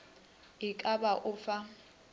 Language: Northern Sotho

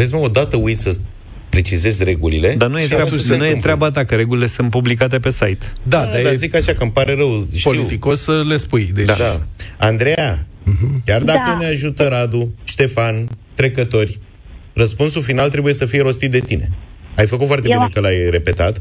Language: Romanian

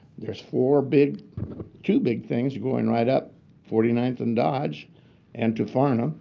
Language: English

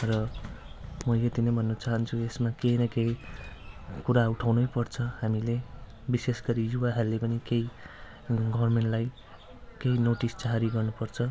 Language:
Nepali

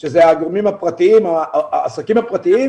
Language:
Hebrew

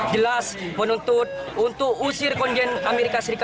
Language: Indonesian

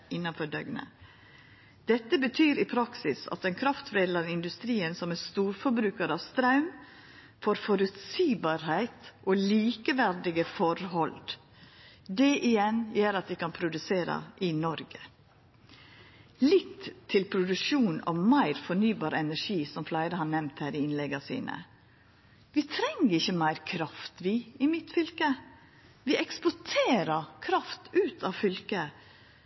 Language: Norwegian Nynorsk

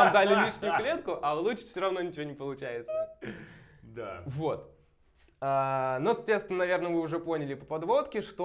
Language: Russian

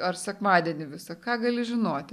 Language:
Lithuanian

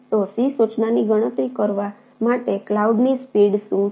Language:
Gujarati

